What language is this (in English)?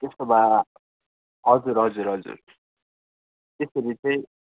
Nepali